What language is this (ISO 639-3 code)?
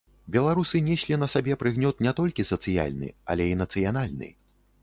bel